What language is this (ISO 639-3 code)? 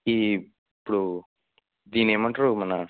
tel